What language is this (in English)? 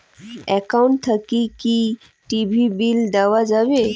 Bangla